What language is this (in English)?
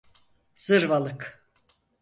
Turkish